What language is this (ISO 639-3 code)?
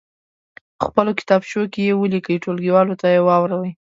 pus